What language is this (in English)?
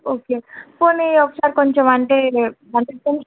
Telugu